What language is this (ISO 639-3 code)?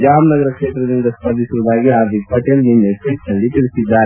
kan